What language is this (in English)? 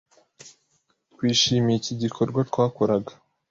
Kinyarwanda